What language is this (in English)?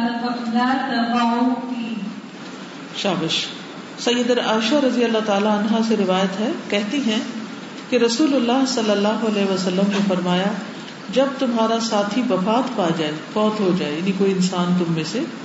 Urdu